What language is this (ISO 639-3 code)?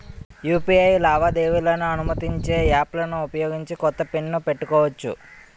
tel